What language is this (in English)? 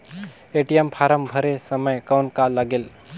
Chhattisgarhi